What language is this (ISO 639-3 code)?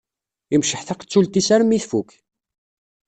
kab